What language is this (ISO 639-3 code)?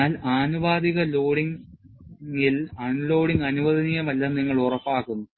mal